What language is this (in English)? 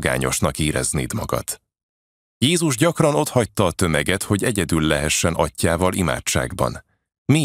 Hungarian